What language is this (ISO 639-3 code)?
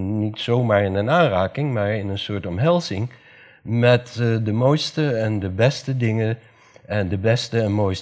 nld